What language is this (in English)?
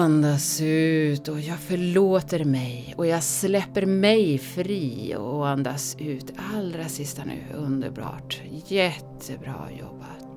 Swedish